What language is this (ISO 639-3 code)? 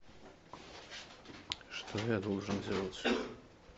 rus